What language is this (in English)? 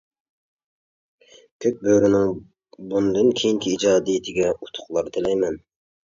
Uyghur